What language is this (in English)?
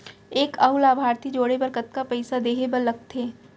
Chhattisgarhi